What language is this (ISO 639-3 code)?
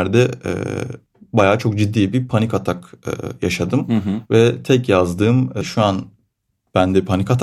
tur